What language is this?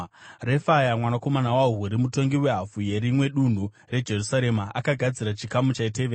Shona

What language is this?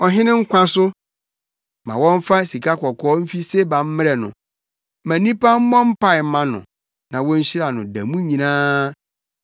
Akan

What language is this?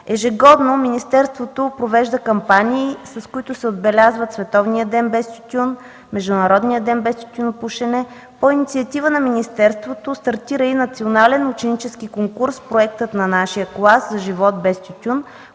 Bulgarian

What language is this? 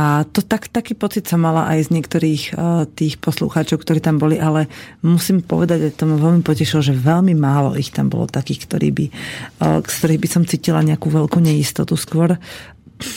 Slovak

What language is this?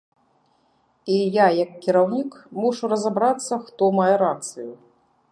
Belarusian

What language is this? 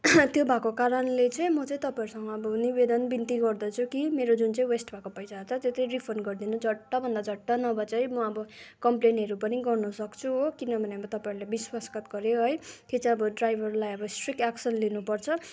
Nepali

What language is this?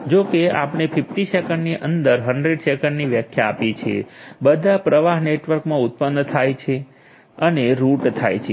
Gujarati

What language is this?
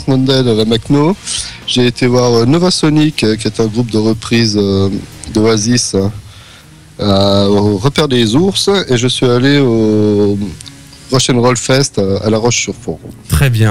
French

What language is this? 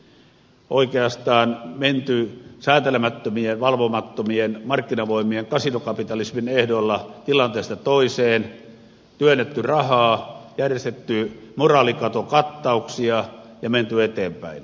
Finnish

